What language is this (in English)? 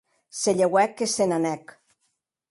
Occitan